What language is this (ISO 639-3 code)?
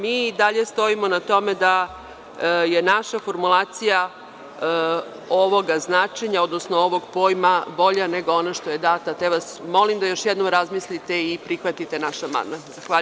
srp